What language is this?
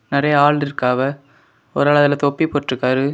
Tamil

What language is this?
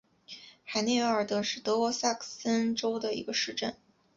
Chinese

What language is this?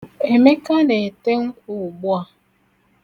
Igbo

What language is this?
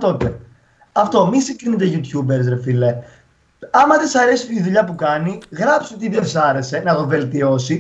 Greek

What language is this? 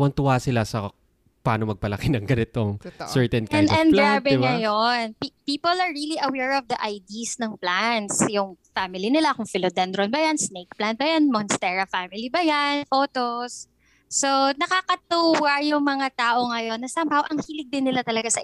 Filipino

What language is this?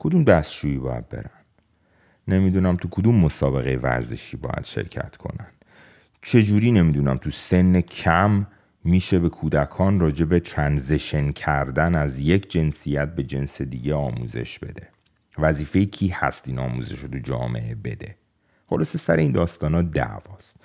Persian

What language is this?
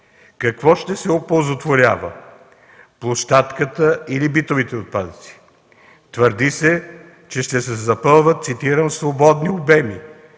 Bulgarian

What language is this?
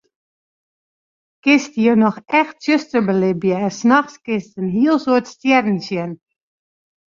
Western Frisian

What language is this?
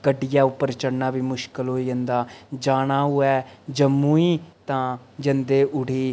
Dogri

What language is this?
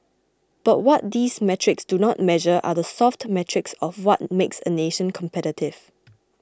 English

